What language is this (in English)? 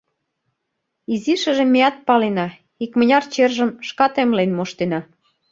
Mari